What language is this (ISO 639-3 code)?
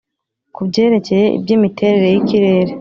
kin